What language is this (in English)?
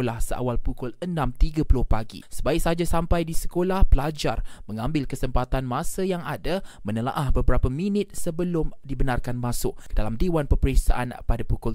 Malay